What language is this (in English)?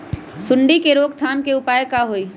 Magahi